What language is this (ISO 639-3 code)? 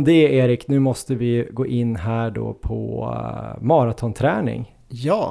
swe